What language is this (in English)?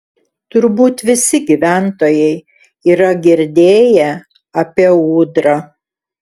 Lithuanian